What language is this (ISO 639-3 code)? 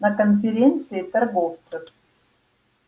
rus